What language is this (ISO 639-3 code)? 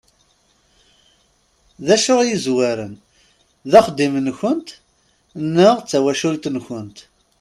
kab